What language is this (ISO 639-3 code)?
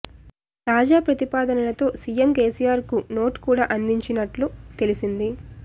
tel